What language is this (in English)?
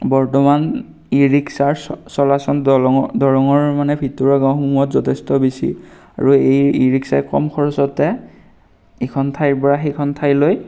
Assamese